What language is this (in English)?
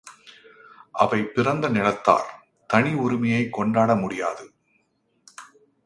Tamil